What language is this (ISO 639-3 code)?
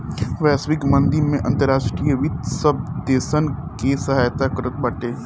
bho